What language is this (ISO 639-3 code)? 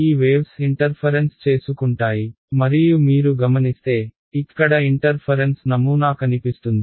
tel